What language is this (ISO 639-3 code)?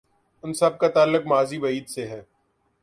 urd